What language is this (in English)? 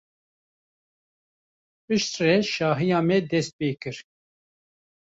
Kurdish